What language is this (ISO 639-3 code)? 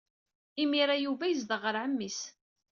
kab